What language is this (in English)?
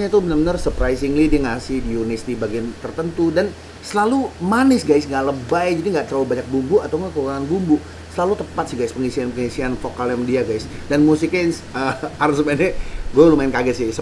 Indonesian